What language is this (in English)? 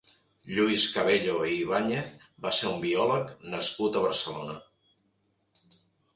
Catalan